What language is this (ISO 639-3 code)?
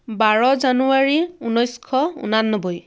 asm